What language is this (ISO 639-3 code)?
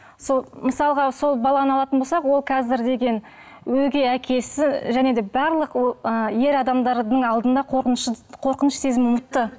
kaz